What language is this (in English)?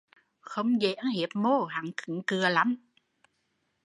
Vietnamese